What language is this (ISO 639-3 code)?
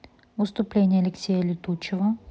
rus